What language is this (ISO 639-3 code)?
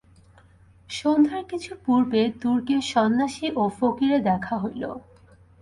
ben